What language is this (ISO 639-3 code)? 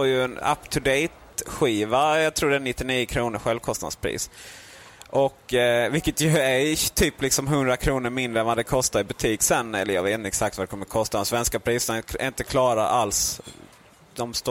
swe